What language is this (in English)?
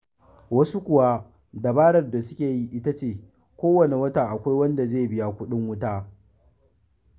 Hausa